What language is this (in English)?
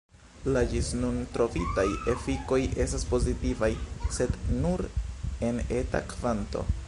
Esperanto